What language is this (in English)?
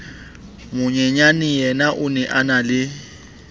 Southern Sotho